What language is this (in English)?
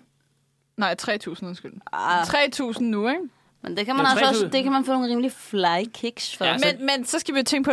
Danish